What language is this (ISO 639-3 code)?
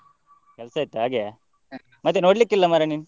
kan